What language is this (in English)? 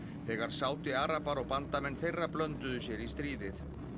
Icelandic